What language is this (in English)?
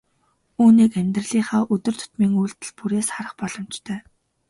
Mongolian